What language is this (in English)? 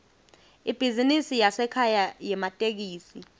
Swati